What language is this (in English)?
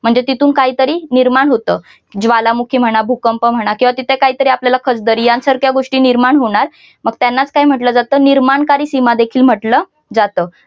Marathi